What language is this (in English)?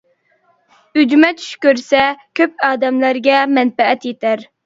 Uyghur